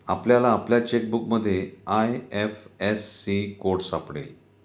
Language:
Marathi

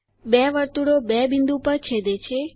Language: Gujarati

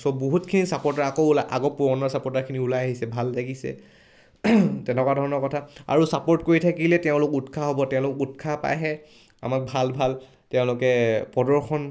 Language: Assamese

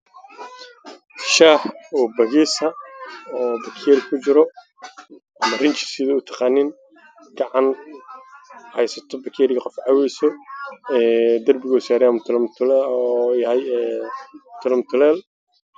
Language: Somali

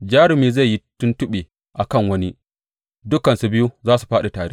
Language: Hausa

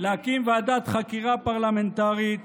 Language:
Hebrew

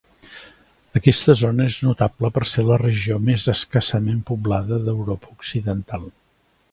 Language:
Catalan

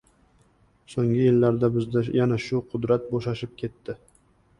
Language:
Uzbek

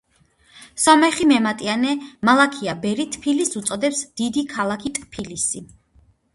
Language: Georgian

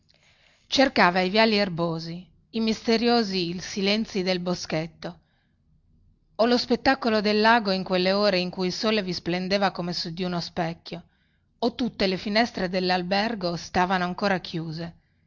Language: Italian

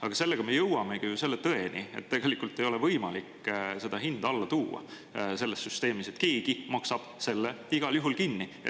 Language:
Estonian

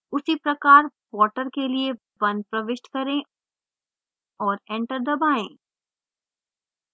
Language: Hindi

